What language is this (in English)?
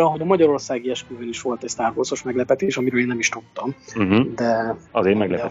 Hungarian